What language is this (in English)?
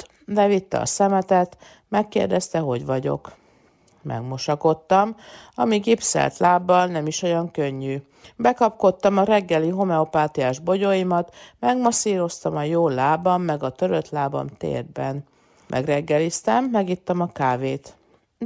Hungarian